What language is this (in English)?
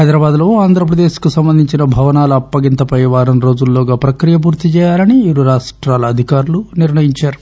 Telugu